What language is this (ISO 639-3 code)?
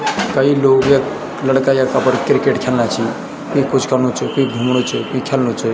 gbm